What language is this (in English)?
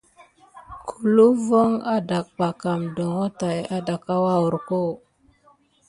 Gidar